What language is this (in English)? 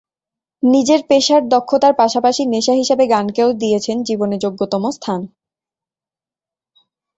Bangla